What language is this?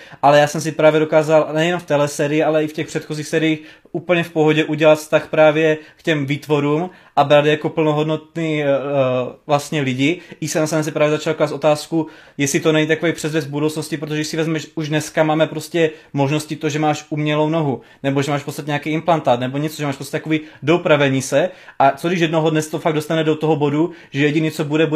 Czech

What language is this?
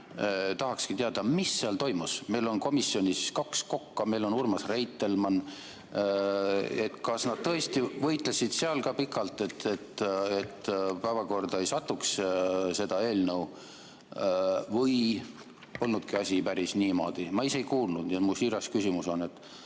Estonian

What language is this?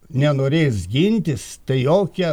Lithuanian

